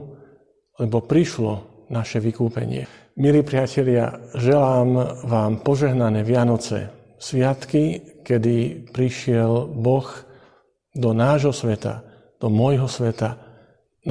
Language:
Slovak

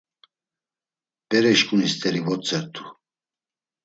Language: Laz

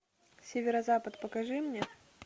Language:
Russian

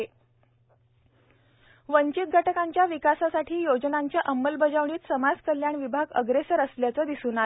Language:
Marathi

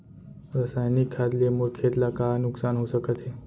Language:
Chhattisgarhi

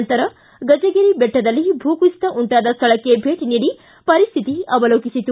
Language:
Kannada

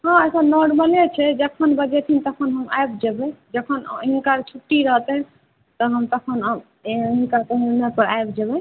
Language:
Maithili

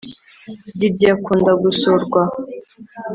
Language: Kinyarwanda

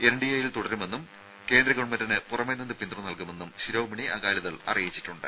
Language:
Malayalam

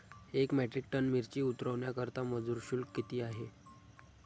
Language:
Marathi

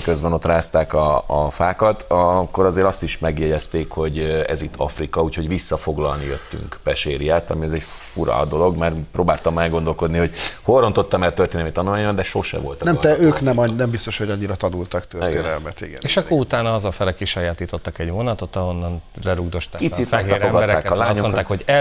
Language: Hungarian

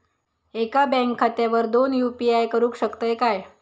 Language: Marathi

